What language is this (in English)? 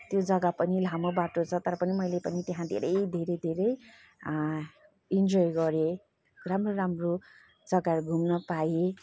Nepali